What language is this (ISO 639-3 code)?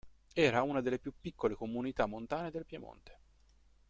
ita